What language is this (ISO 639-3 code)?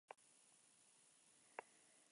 spa